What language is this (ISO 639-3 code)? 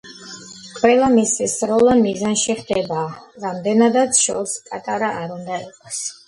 kat